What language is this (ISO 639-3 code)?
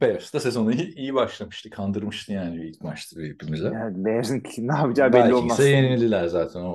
tur